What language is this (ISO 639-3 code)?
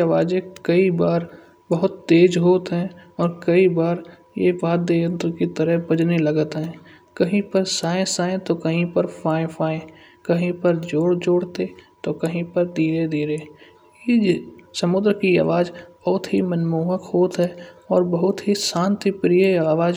bjj